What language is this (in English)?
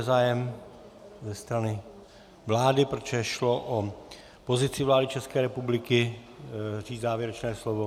Czech